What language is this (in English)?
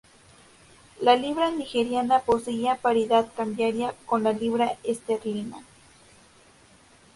Spanish